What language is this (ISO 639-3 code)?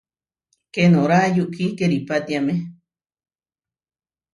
var